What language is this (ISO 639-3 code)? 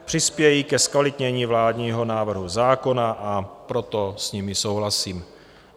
ces